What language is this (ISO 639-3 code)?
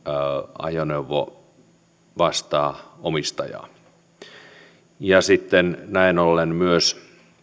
fin